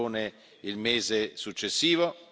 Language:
Italian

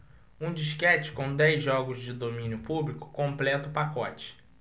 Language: Portuguese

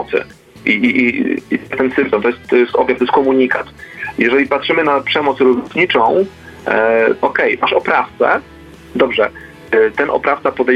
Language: Polish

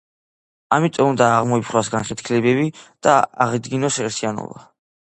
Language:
Georgian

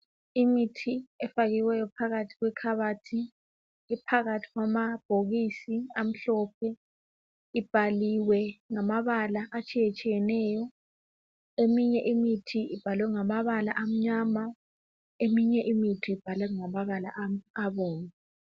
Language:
North Ndebele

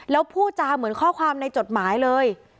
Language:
Thai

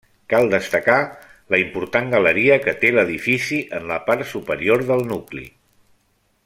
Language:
Catalan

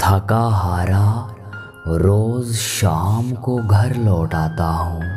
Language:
Hindi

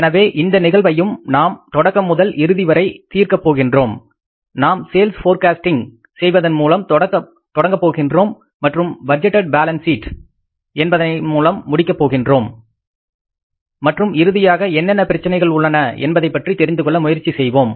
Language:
Tamil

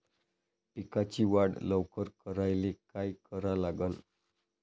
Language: Marathi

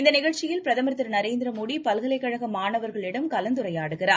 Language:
Tamil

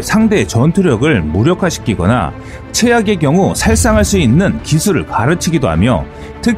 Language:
Korean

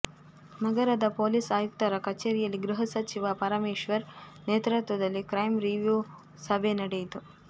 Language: Kannada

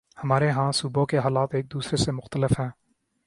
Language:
Urdu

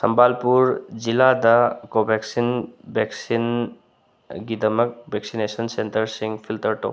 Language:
Manipuri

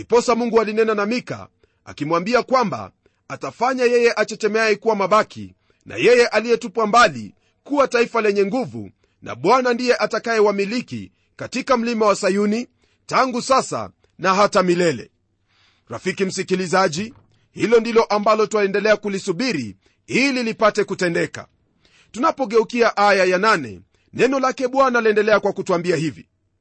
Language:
Swahili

